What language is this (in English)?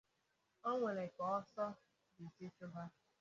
Igbo